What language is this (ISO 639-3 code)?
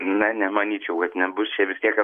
lit